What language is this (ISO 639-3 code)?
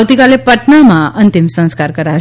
guj